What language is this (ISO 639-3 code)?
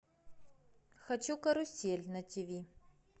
rus